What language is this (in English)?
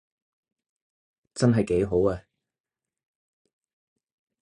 Cantonese